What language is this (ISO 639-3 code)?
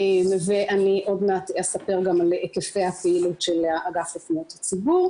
heb